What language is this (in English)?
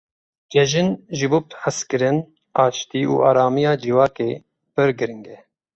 Kurdish